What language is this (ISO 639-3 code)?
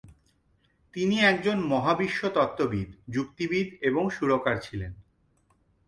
ben